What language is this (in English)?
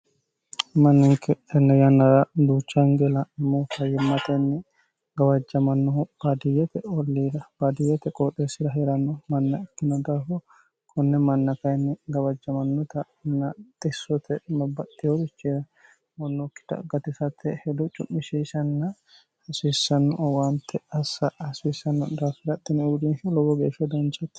Sidamo